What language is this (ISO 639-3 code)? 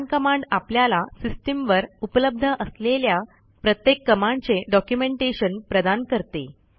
mar